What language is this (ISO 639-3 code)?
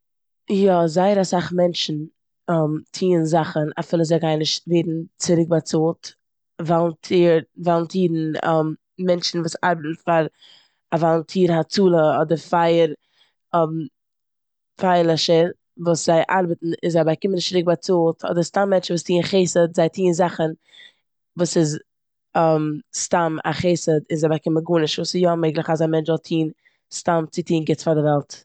yid